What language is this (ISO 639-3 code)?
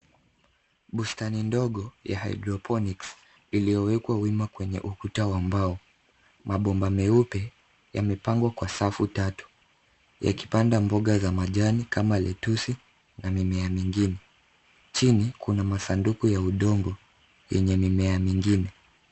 swa